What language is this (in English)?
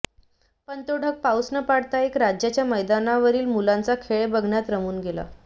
Marathi